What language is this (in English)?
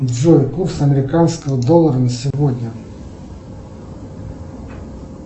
Russian